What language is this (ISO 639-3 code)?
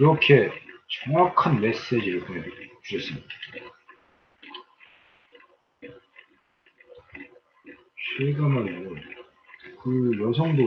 kor